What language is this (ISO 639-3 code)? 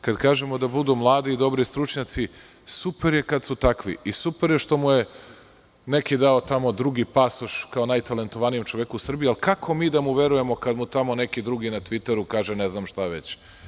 srp